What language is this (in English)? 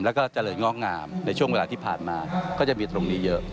Thai